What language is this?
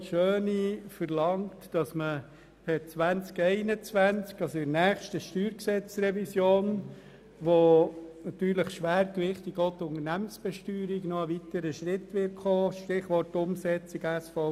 Swiss German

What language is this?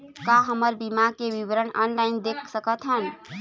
Chhattisgarhi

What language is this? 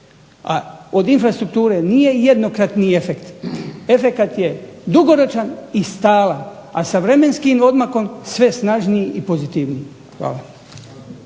Croatian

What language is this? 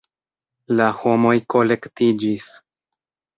Esperanto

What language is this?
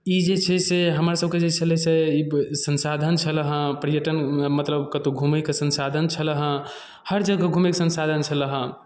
Maithili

